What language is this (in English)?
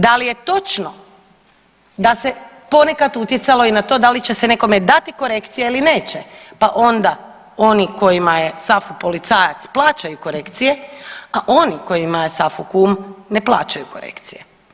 Croatian